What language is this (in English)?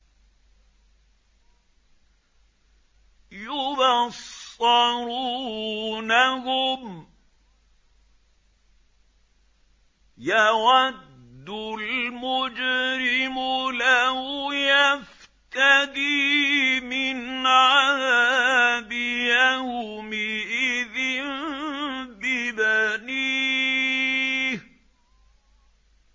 Arabic